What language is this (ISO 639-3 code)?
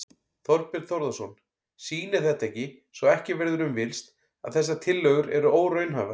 isl